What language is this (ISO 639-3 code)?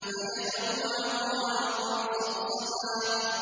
ara